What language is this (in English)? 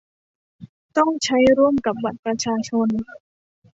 Thai